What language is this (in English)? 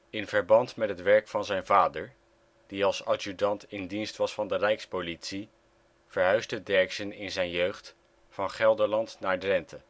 Dutch